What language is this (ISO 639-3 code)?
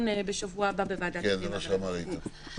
heb